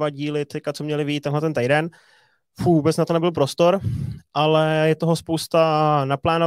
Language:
Czech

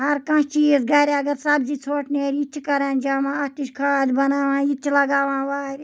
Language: Kashmiri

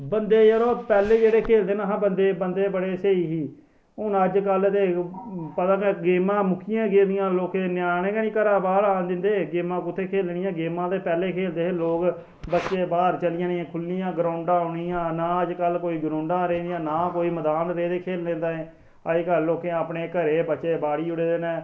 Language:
Dogri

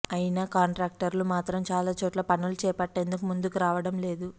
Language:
Telugu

